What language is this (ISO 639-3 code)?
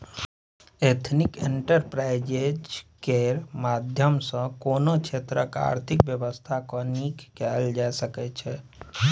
mai